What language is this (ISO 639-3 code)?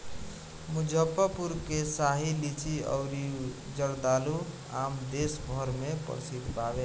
bho